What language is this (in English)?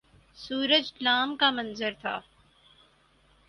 Urdu